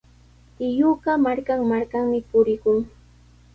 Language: Sihuas Ancash Quechua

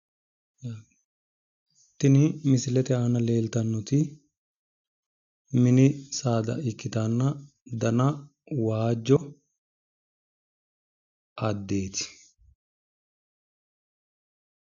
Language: Sidamo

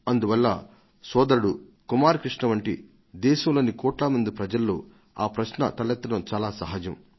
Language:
Telugu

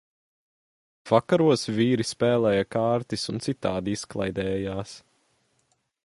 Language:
Latvian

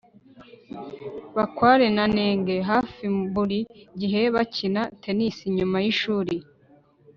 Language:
Kinyarwanda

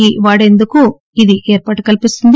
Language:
Telugu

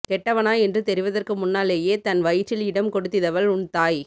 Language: Tamil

